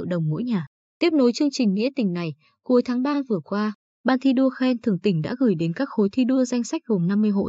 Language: Vietnamese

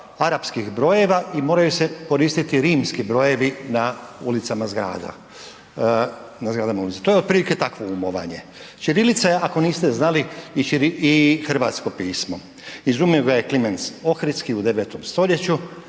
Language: Croatian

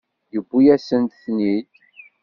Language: Kabyle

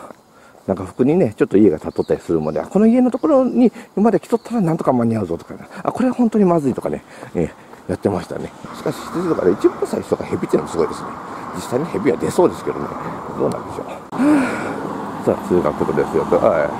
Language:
Japanese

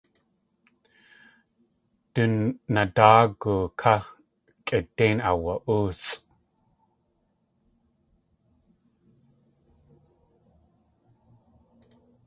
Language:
Tlingit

